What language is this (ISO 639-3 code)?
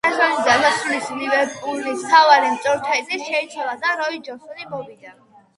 kat